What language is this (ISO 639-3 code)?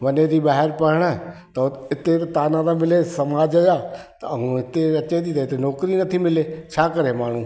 snd